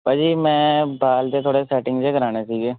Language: Punjabi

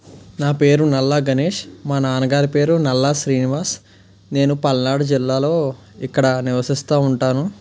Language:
Telugu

